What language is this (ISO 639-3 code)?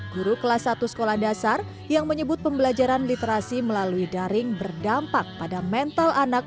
ind